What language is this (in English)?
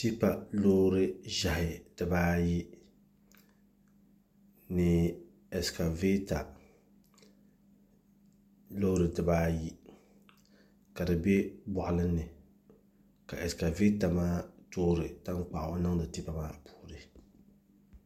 Dagbani